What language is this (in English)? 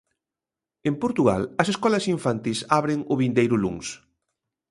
Galician